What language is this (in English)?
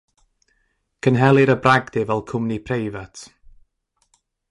Welsh